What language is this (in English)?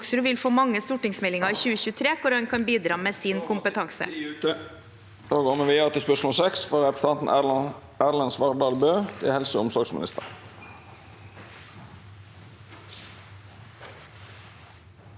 Norwegian